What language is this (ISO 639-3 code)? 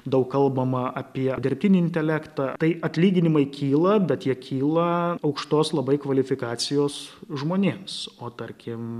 lit